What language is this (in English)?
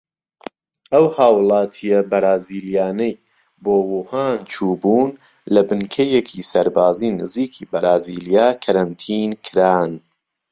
Central Kurdish